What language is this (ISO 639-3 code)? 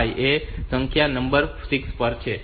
guj